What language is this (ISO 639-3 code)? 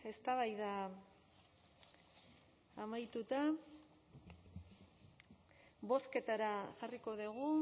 eus